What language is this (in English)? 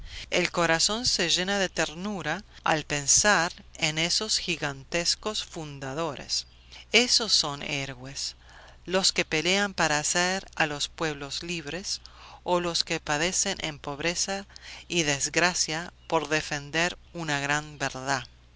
Spanish